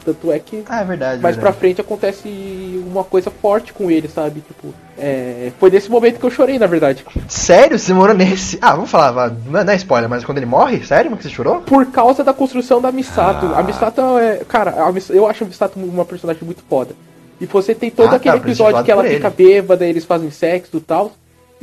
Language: Portuguese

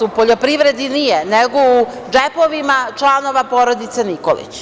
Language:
Serbian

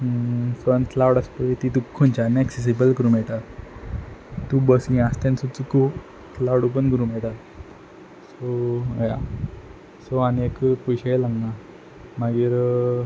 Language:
Konkani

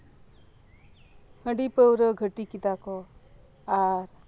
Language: Santali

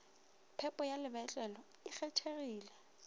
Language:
Northern Sotho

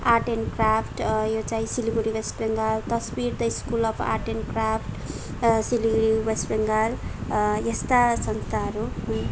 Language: Nepali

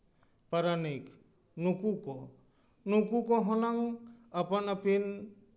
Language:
Santali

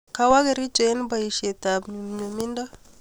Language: Kalenjin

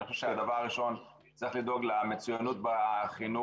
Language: Hebrew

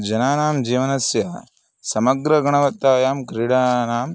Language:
Sanskrit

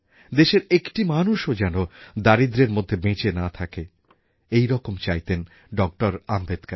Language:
Bangla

